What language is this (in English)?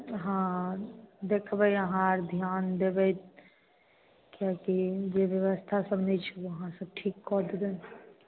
Maithili